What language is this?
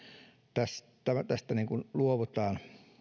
Finnish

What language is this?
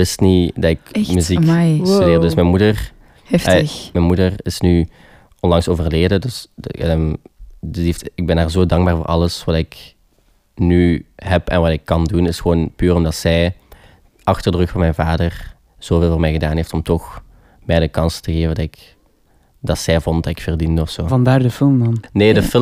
Dutch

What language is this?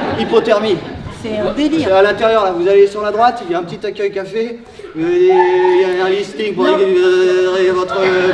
French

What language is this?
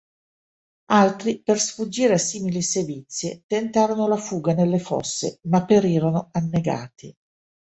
Italian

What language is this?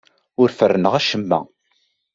Kabyle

